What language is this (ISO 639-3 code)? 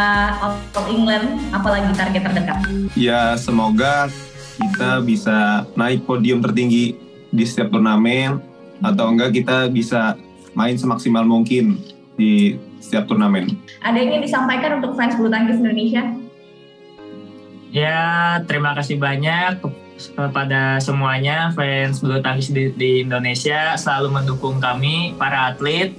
ind